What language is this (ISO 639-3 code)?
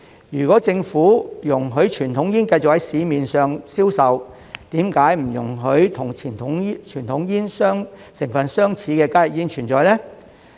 yue